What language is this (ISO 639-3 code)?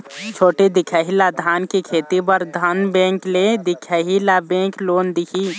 hne